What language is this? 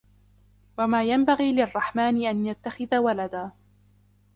Arabic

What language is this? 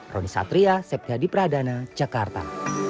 Indonesian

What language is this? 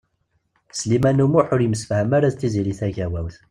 Kabyle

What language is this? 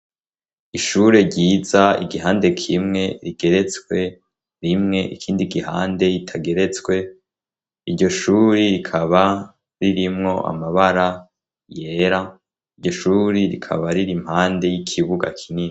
Rundi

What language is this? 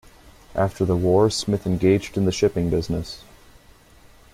English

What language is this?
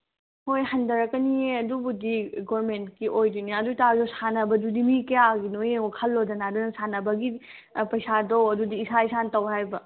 Manipuri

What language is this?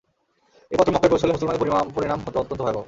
Bangla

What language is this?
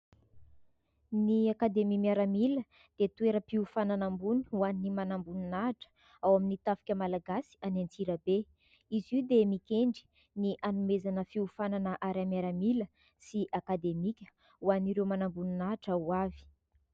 Malagasy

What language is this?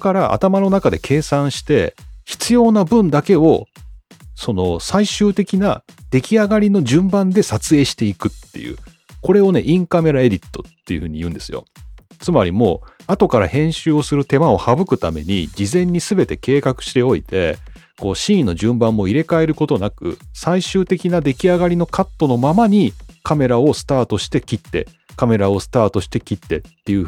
Japanese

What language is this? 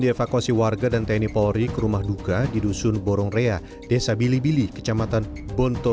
Indonesian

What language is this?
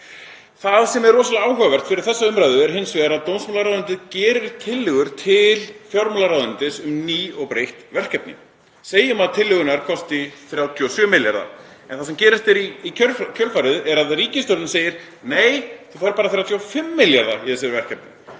Icelandic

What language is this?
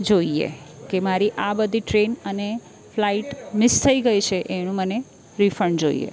Gujarati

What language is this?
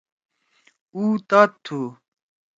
Torwali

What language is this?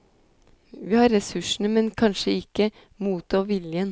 Norwegian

